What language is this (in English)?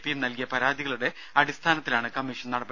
Malayalam